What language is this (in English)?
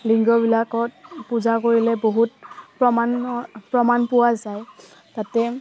Assamese